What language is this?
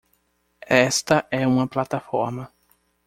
Portuguese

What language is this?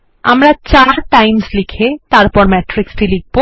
Bangla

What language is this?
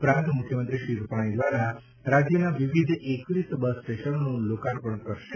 Gujarati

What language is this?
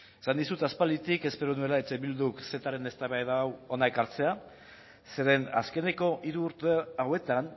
Basque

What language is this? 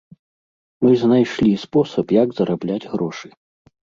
Belarusian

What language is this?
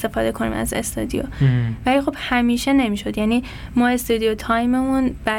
Persian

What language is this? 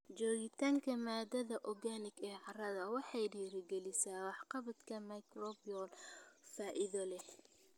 Somali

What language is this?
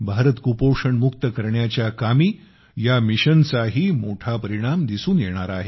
Marathi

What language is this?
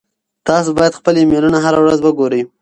Pashto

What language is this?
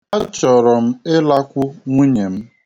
Igbo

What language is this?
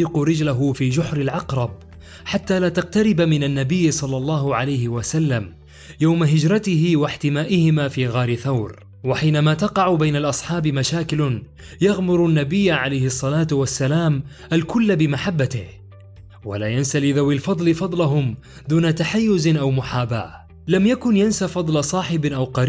Arabic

